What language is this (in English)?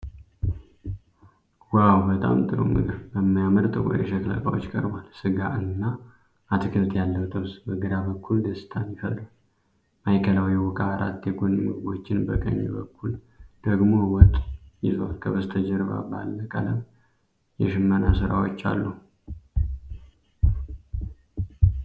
Amharic